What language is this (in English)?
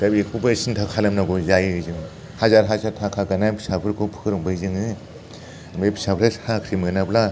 Bodo